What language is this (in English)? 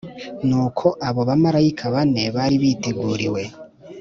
Kinyarwanda